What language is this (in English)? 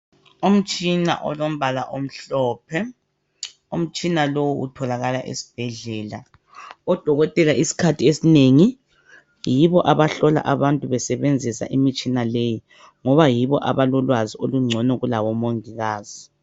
North Ndebele